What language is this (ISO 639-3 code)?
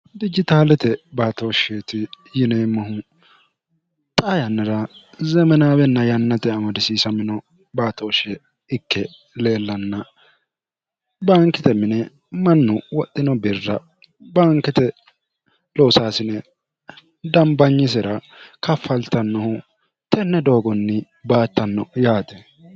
sid